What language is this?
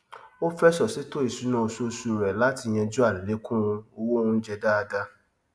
Yoruba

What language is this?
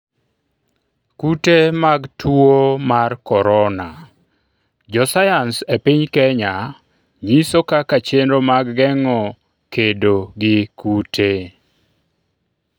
Luo (Kenya and Tanzania)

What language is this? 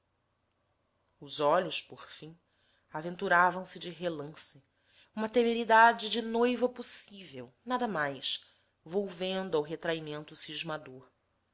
Portuguese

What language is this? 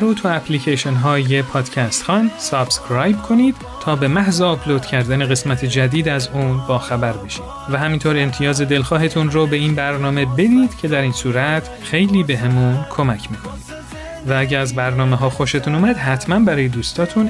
Persian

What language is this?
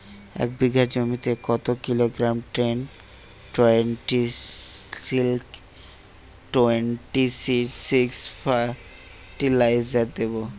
Bangla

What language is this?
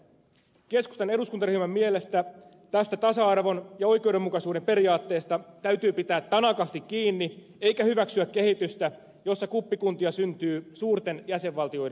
Finnish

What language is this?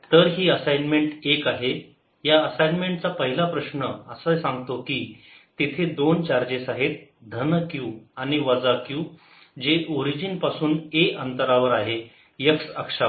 Marathi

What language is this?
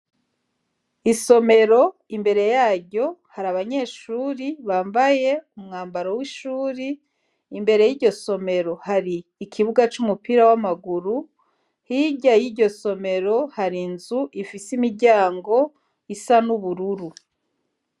Rundi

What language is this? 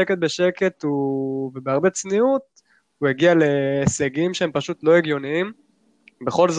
Hebrew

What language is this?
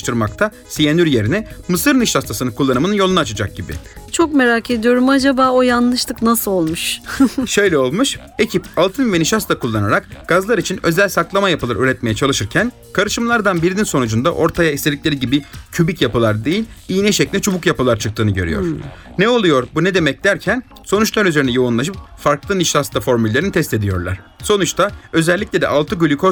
Turkish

